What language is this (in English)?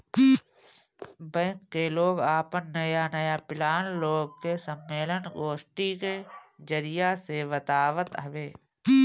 Bhojpuri